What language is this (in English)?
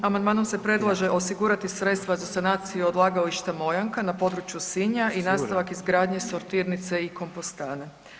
Croatian